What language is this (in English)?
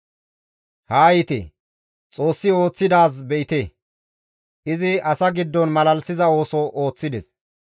Gamo